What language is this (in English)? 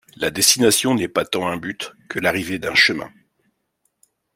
French